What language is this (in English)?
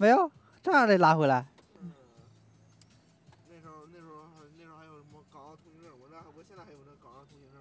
Chinese